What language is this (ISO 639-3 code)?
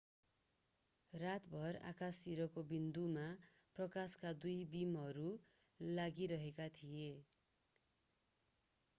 nep